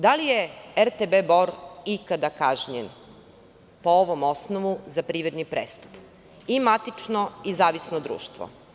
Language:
Serbian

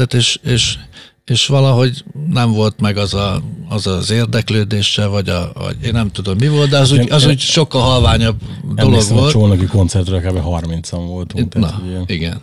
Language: Hungarian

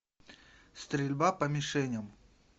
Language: Russian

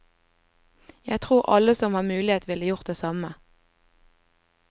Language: Norwegian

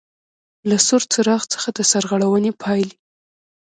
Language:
Pashto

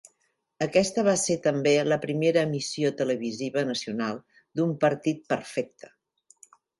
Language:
Catalan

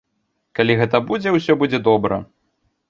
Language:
Belarusian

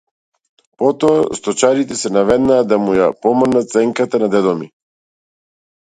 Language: Macedonian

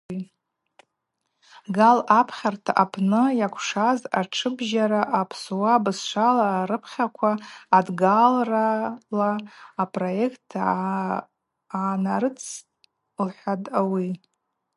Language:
Abaza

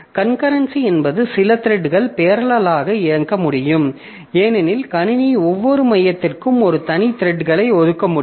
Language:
Tamil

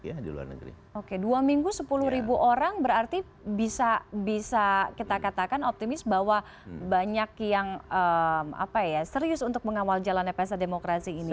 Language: Indonesian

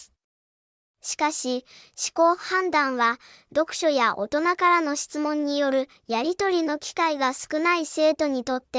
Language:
Japanese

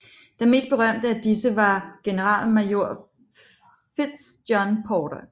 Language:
Danish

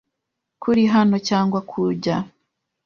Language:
Kinyarwanda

